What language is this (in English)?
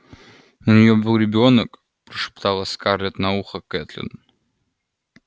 Russian